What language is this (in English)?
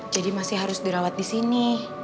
Indonesian